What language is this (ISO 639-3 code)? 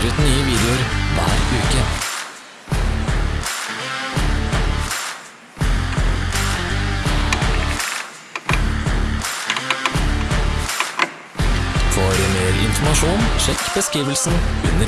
nor